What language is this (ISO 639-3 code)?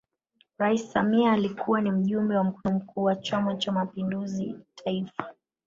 swa